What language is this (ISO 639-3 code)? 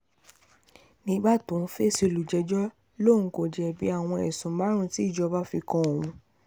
yor